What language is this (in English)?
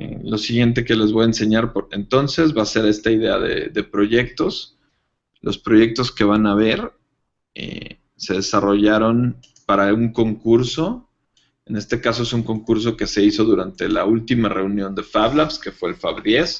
Spanish